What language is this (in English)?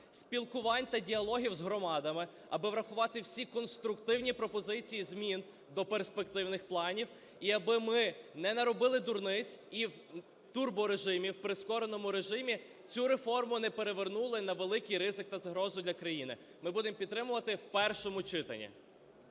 Ukrainian